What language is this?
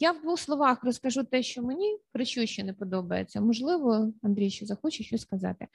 Ukrainian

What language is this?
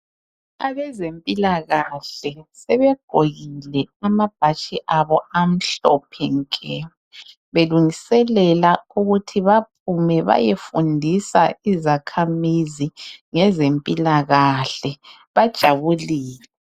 North Ndebele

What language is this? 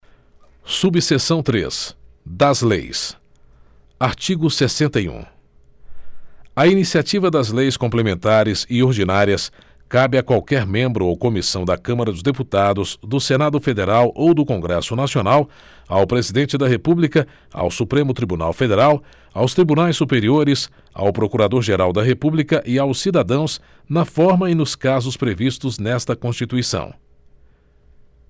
Portuguese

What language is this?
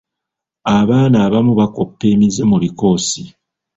Ganda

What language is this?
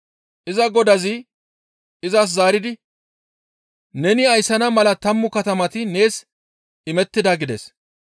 Gamo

